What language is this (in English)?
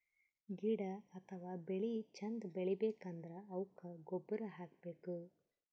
Kannada